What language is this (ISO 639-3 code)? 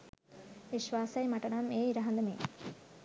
sin